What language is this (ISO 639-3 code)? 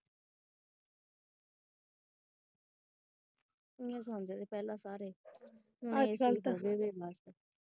pan